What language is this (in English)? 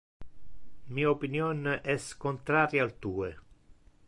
Interlingua